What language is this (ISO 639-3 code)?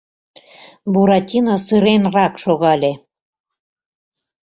chm